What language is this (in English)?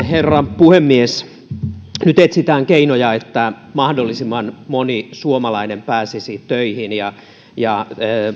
Finnish